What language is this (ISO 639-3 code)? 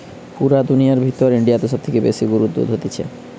ben